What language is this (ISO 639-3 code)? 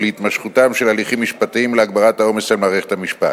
heb